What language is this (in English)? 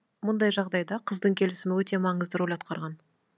Kazakh